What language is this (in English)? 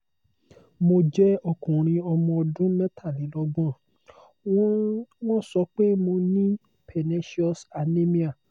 Yoruba